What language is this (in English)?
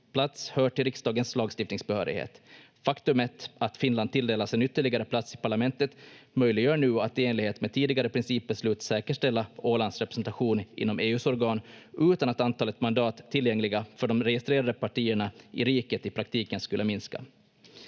Finnish